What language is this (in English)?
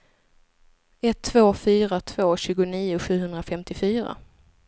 Swedish